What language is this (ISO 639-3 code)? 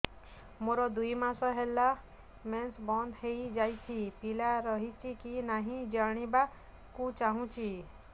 ori